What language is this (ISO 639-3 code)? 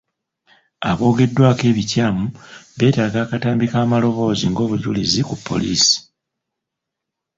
lug